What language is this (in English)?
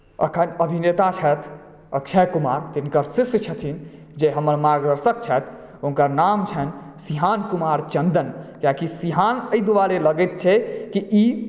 Maithili